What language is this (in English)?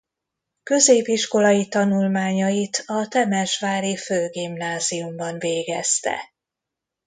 Hungarian